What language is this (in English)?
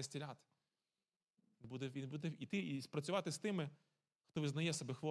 Ukrainian